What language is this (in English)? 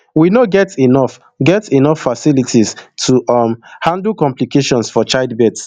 Nigerian Pidgin